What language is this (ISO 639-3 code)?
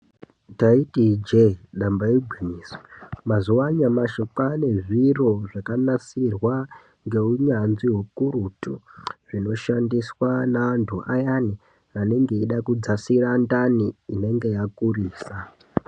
ndc